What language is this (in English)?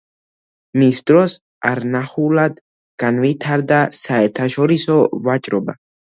Georgian